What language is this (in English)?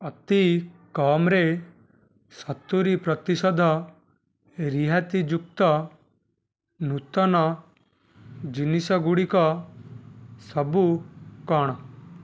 Odia